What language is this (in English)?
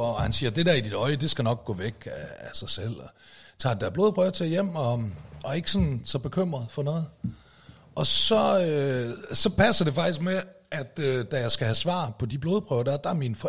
Danish